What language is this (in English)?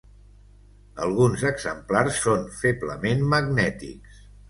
Catalan